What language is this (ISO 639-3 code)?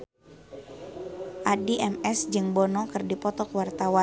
sun